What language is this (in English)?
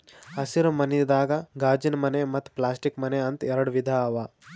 Kannada